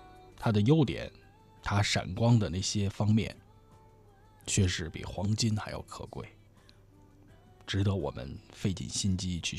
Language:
Chinese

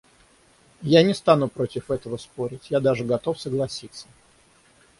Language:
Russian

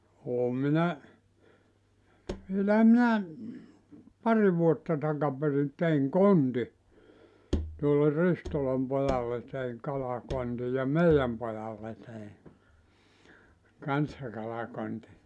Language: Finnish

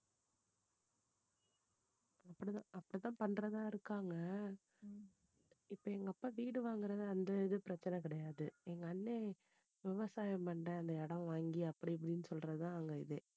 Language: Tamil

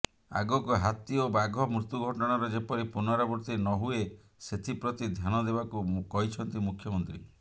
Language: Odia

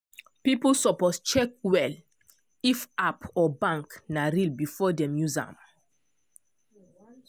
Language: Nigerian Pidgin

